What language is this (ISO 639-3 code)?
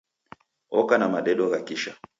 dav